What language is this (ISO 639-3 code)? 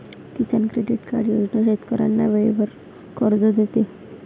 mar